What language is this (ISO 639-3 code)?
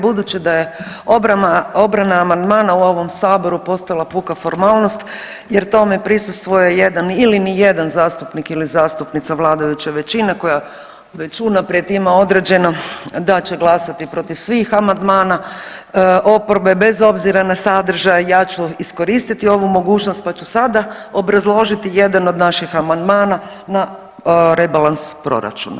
hrv